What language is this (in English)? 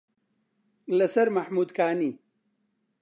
Central Kurdish